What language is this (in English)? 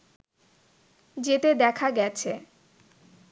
Bangla